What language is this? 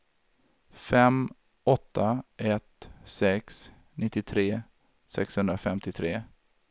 Swedish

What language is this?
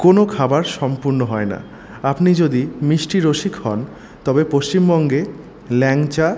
Bangla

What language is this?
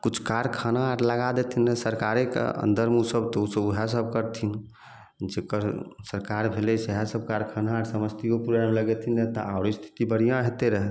Maithili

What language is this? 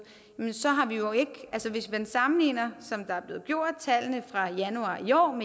Danish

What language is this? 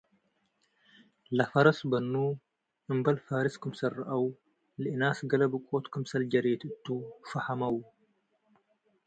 Tigre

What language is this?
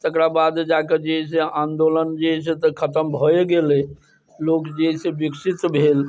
Maithili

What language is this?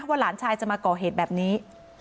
Thai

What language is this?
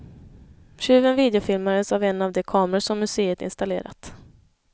Swedish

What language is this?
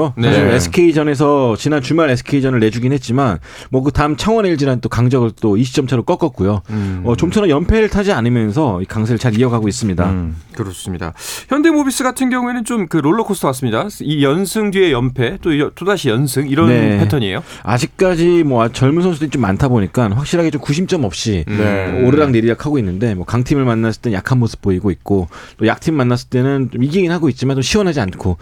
Korean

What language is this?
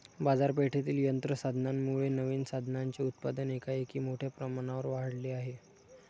Marathi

